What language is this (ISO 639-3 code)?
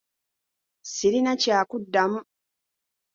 lug